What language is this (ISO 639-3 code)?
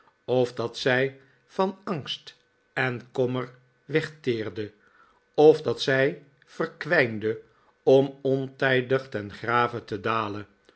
nld